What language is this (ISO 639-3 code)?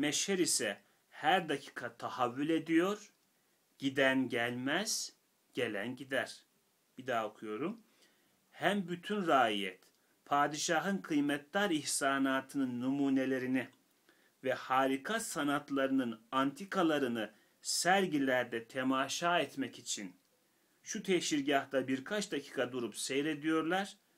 tur